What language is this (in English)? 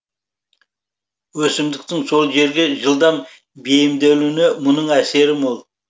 Kazakh